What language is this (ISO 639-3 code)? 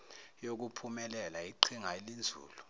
zul